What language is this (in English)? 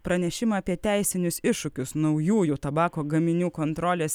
Lithuanian